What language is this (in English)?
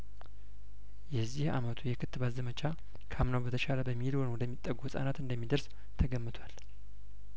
Amharic